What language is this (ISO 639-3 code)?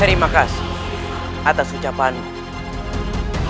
ind